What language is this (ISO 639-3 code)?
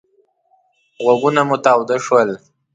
pus